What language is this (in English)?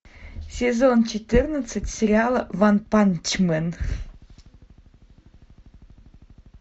Russian